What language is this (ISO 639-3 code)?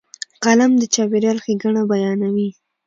pus